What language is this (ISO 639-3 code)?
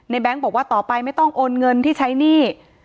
tha